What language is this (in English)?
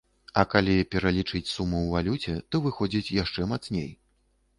Belarusian